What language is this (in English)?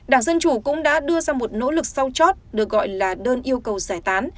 Vietnamese